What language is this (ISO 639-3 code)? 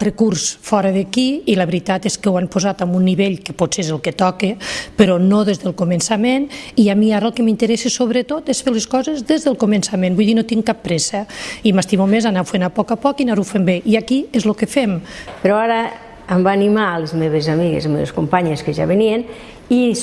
cat